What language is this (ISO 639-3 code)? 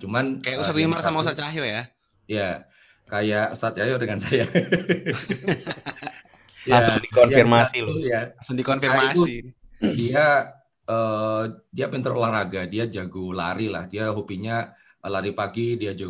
ind